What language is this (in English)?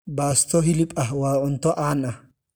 Somali